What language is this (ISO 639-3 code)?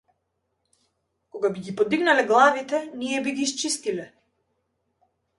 mkd